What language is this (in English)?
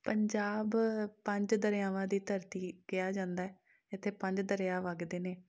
Punjabi